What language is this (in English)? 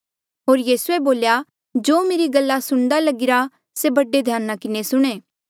Mandeali